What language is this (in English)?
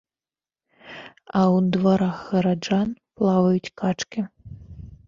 Belarusian